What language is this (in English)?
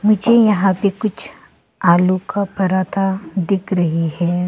Hindi